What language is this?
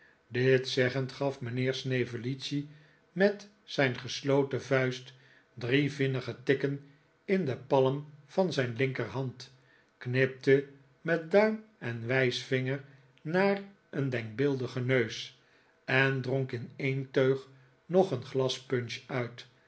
Dutch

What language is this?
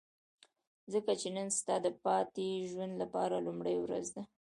Pashto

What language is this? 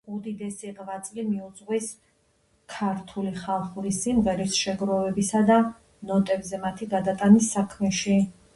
Georgian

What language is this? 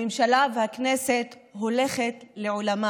Hebrew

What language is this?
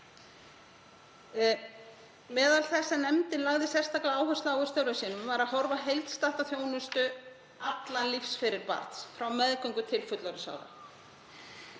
Icelandic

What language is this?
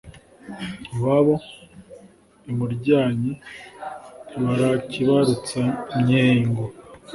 Kinyarwanda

